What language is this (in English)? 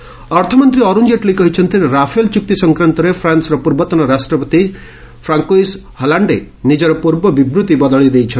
Odia